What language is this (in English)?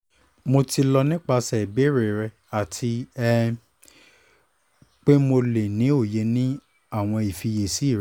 Yoruba